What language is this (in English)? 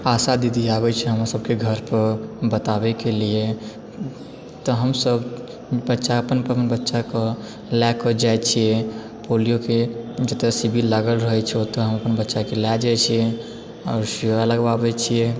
Maithili